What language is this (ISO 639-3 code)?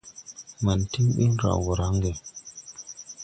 tui